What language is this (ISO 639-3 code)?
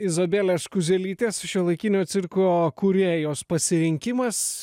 lit